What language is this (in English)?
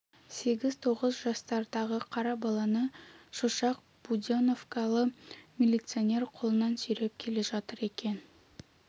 Kazakh